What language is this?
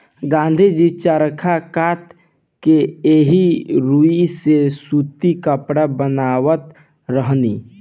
Bhojpuri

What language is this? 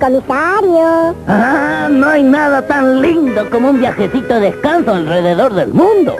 Spanish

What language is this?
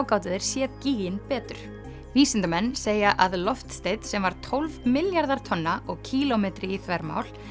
Icelandic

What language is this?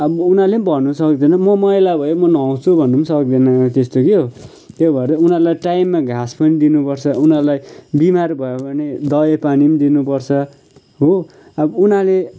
Nepali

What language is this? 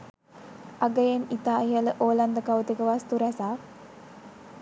Sinhala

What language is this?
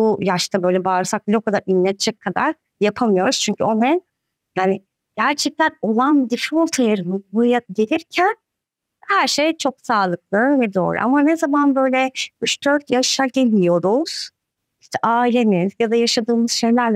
Turkish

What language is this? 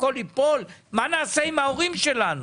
Hebrew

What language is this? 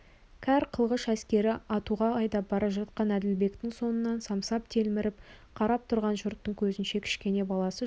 Kazakh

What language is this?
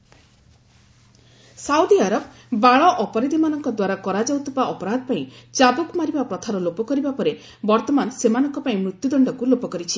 Odia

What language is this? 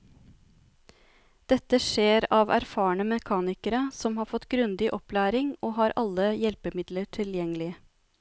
Norwegian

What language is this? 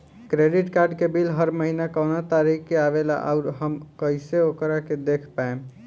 Bhojpuri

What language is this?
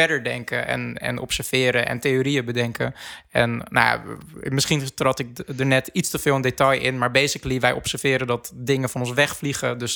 Dutch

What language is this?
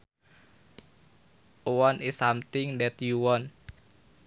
Sundanese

